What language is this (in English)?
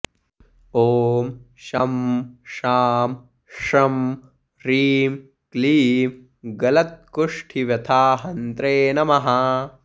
Sanskrit